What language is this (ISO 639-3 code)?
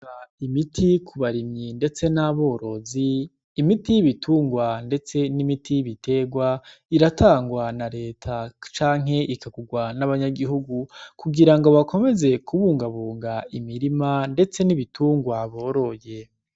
run